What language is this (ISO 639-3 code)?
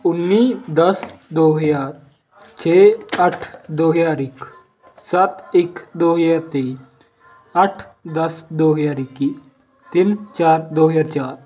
pan